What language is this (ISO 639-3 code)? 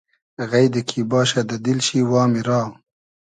haz